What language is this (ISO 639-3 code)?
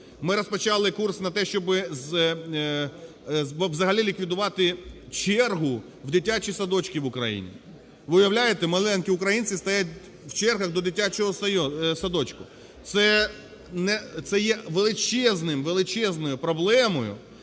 ukr